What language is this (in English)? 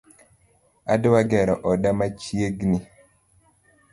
Luo (Kenya and Tanzania)